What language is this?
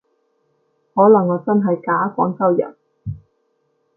Cantonese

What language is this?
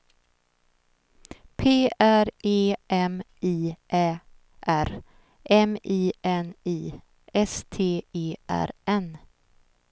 Swedish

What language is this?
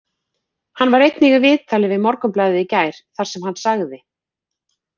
Icelandic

